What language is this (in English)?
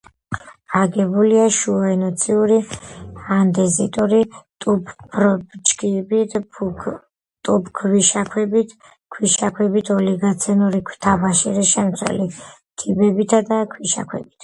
Georgian